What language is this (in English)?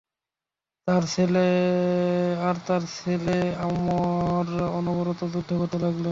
Bangla